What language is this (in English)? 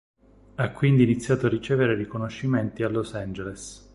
Italian